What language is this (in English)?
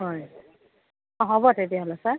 Assamese